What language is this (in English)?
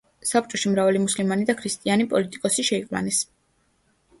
Georgian